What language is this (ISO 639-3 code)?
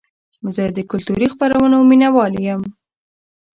pus